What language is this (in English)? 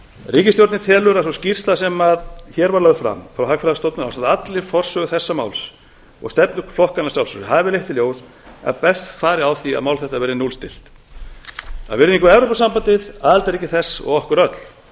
Icelandic